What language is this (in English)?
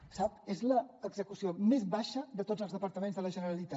Catalan